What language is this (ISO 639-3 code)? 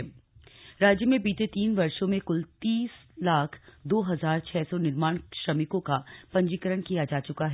hin